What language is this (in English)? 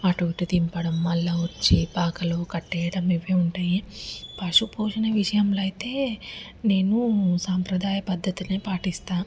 Telugu